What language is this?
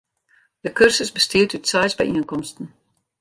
Western Frisian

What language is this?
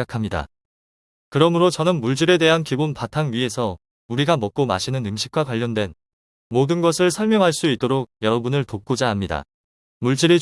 Korean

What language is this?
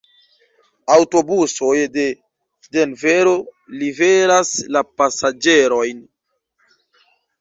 Esperanto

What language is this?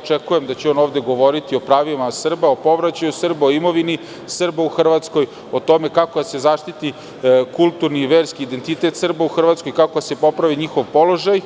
Serbian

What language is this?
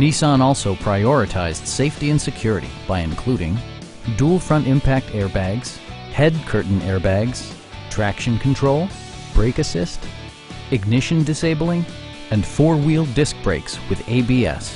English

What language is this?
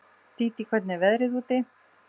Icelandic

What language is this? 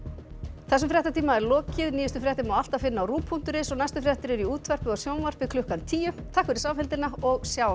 Icelandic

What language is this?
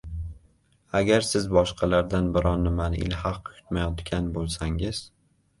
Uzbek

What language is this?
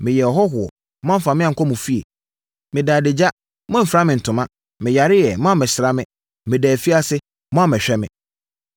Akan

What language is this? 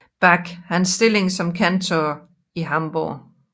Danish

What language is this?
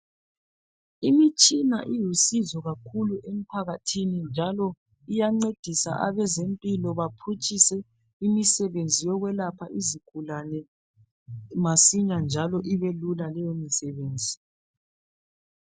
North Ndebele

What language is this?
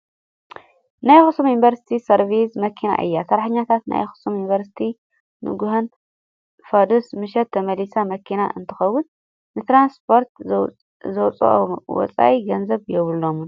Tigrinya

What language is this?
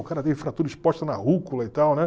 Portuguese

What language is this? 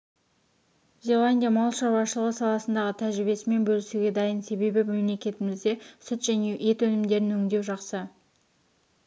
Kazakh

